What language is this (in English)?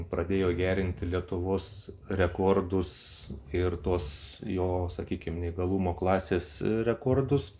Lithuanian